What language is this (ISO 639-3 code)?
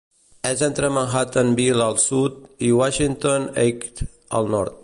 cat